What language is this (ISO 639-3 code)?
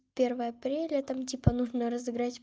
rus